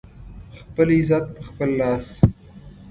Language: Pashto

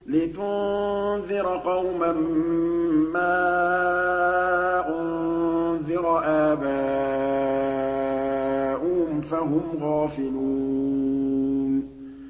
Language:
Arabic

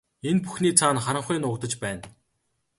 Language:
Mongolian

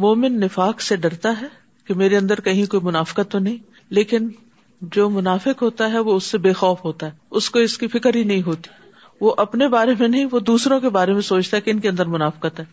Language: Urdu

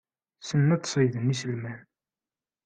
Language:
Kabyle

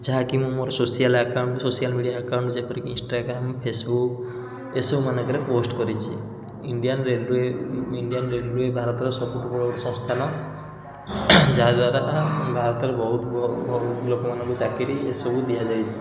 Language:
Odia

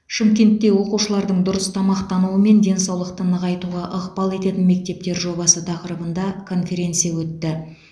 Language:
Kazakh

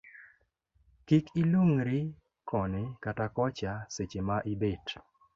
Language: Luo (Kenya and Tanzania)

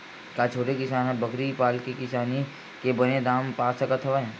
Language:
Chhattisgarhi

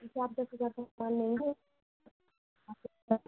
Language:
Hindi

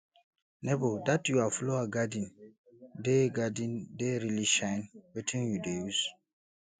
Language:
Nigerian Pidgin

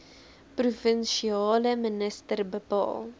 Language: Afrikaans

